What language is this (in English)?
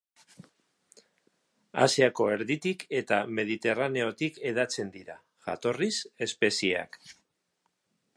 Basque